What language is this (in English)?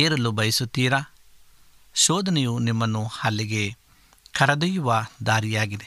Kannada